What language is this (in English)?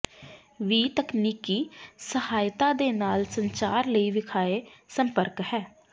Punjabi